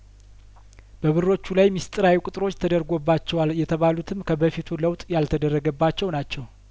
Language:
Amharic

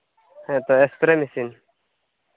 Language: Santali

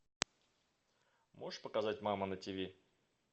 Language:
Russian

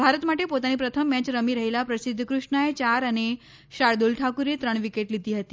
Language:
Gujarati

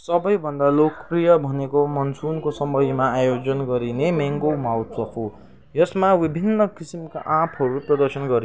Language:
Nepali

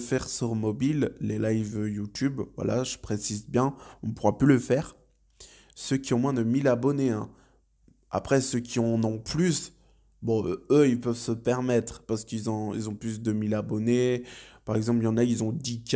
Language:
French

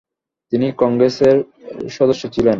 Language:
Bangla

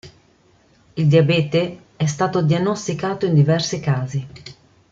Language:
Italian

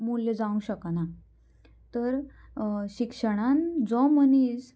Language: Konkani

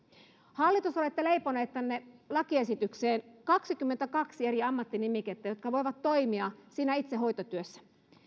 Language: Finnish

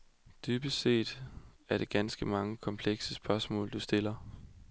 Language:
Danish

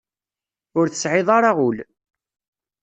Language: Kabyle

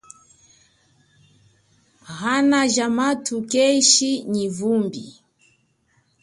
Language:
Chokwe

